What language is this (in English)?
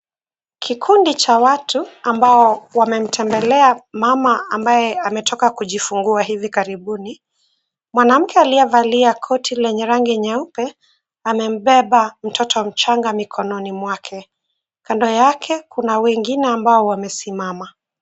Swahili